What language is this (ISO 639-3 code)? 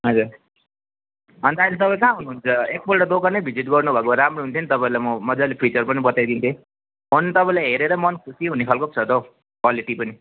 nep